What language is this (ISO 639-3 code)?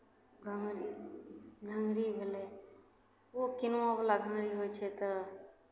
mai